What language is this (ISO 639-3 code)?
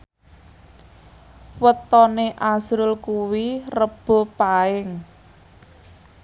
jav